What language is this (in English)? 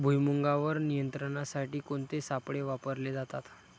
Marathi